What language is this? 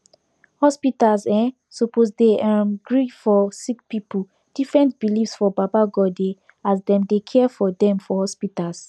Nigerian Pidgin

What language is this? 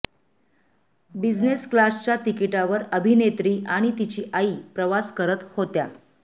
Marathi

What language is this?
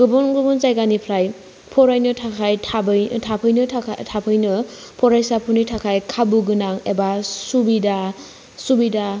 Bodo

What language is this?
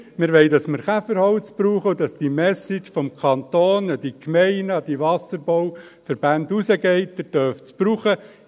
Swiss German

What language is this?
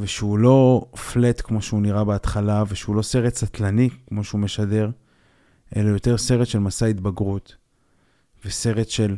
Hebrew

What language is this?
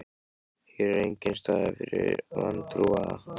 Icelandic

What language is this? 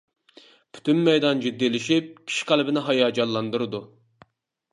Uyghur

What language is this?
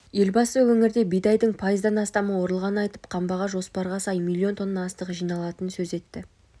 Kazakh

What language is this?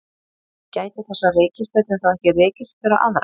Icelandic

